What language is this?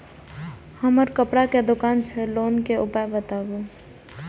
Maithili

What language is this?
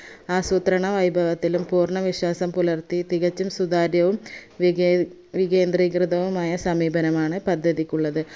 Malayalam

